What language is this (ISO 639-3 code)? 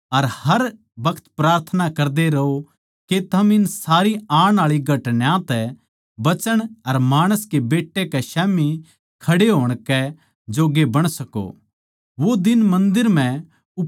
bgc